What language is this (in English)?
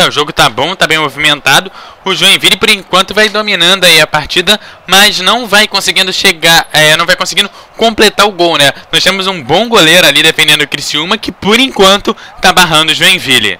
Portuguese